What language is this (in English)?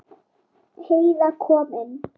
Icelandic